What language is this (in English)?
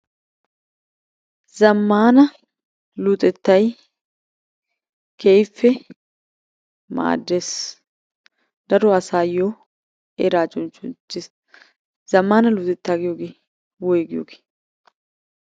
Wolaytta